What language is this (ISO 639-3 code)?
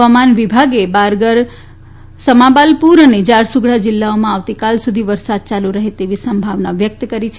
guj